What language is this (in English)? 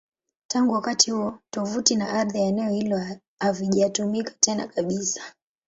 Swahili